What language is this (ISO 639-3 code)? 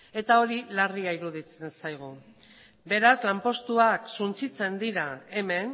eus